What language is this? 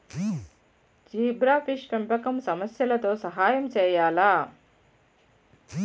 Telugu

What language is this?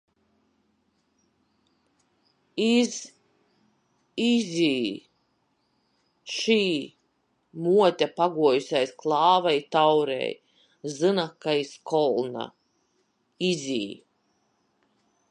Latgalian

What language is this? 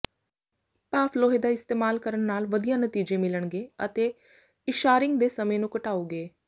Punjabi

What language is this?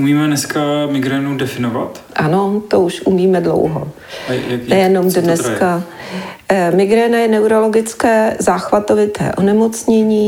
Czech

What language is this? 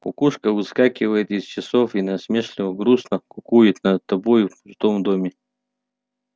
Russian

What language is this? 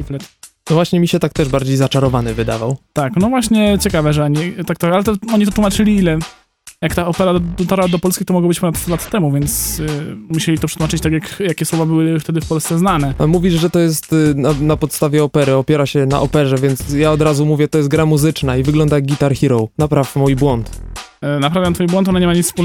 Polish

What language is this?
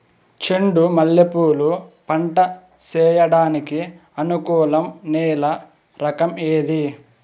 Telugu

